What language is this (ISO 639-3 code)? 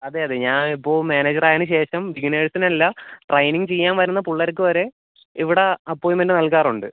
mal